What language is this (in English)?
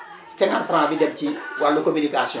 Wolof